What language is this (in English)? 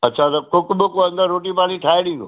Sindhi